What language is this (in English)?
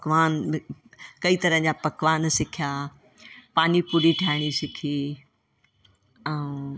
Sindhi